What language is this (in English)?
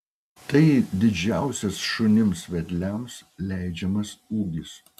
Lithuanian